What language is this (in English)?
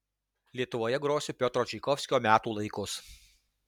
Lithuanian